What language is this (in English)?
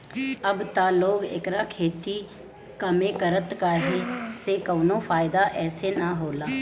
Bhojpuri